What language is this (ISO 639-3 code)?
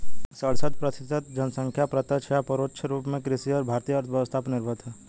hin